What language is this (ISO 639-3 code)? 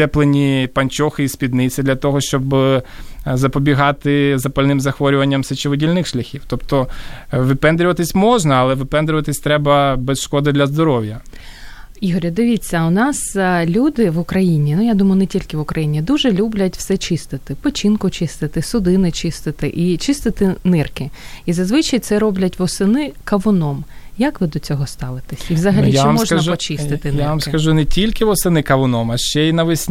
ukr